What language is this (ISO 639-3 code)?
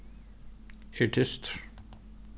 fao